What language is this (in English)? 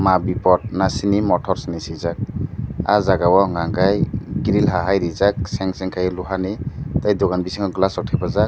Kok Borok